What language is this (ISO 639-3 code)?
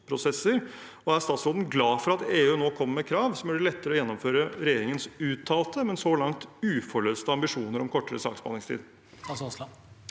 nor